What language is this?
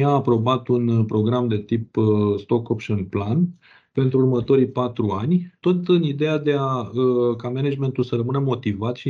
Romanian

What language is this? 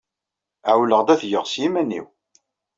Kabyle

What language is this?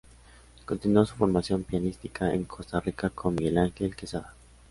Spanish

